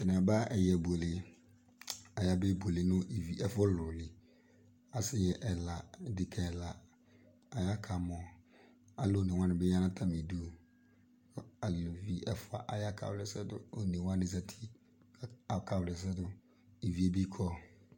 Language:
Ikposo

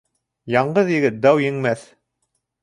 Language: Bashkir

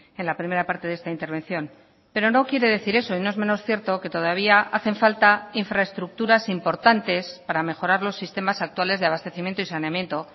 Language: Spanish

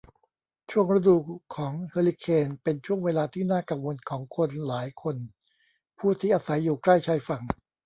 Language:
Thai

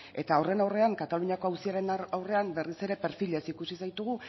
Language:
Basque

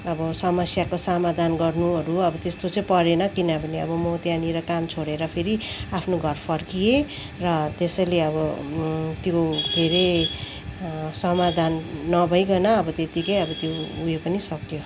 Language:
Nepali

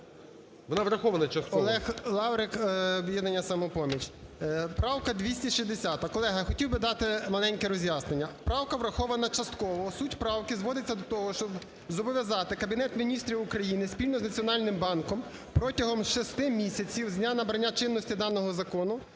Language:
Ukrainian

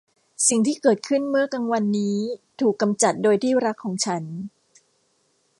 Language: Thai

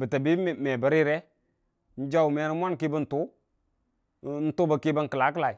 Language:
Dijim-Bwilim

